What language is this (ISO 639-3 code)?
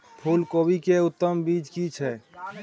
mai